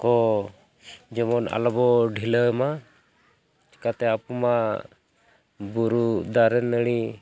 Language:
Santali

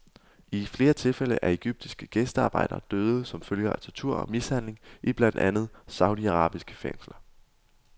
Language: Danish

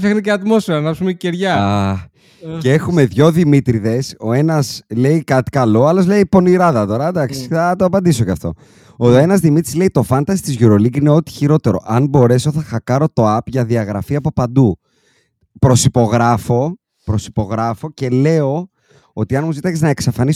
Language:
Greek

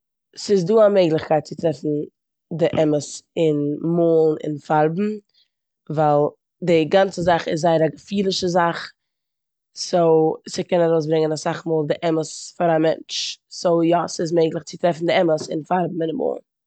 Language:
Yiddish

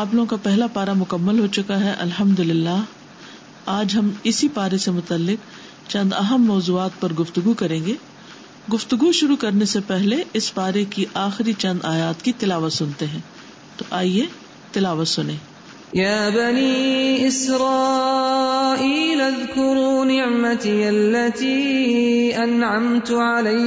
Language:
Urdu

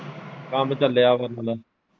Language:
Punjabi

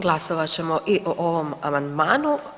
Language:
Croatian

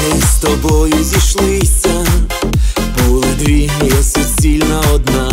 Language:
Arabic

